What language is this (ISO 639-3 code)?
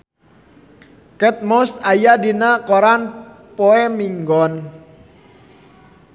sun